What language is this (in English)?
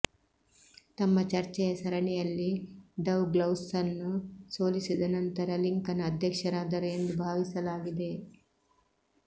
Kannada